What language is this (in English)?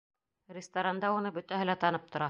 Bashkir